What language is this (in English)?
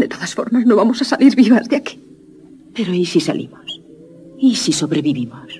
Spanish